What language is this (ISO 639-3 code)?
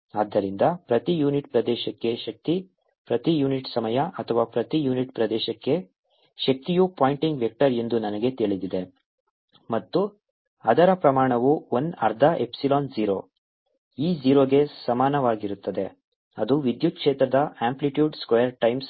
kan